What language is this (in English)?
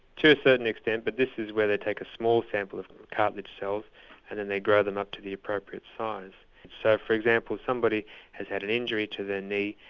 English